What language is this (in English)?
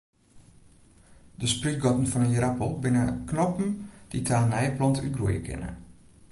Western Frisian